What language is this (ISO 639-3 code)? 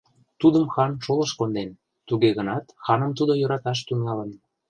chm